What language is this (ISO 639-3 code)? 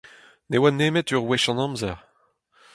bre